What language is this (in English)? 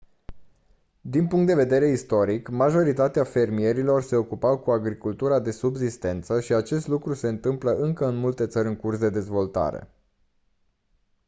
Romanian